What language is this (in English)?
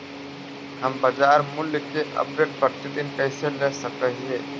Magahi